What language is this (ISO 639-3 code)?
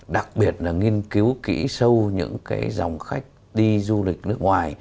vie